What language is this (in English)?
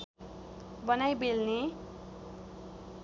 Nepali